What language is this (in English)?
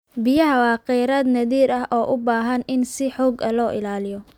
Somali